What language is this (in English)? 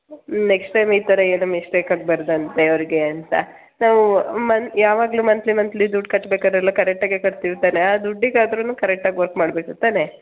Kannada